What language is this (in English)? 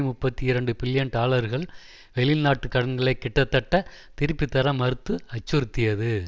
Tamil